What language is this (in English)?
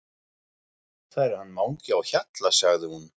Icelandic